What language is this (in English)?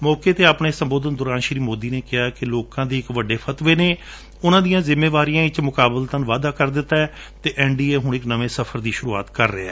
Punjabi